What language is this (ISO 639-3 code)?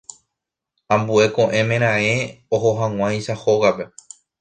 grn